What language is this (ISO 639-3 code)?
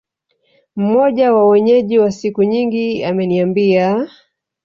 swa